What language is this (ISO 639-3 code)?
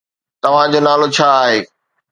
snd